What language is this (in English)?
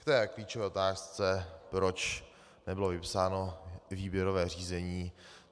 Czech